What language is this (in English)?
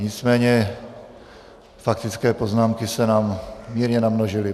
Czech